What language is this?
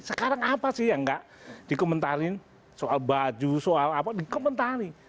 Indonesian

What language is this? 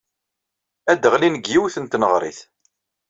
Kabyle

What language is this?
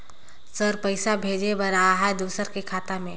Chhattisgarhi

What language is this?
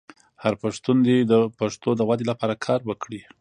Pashto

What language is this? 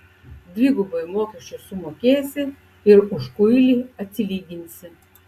Lithuanian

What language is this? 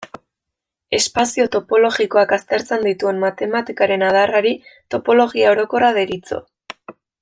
Basque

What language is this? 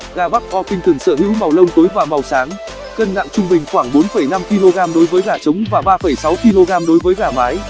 Vietnamese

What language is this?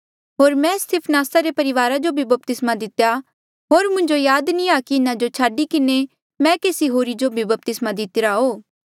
Mandeali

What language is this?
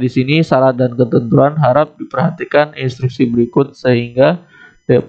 Indonesian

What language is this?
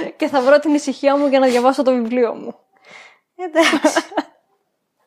Greek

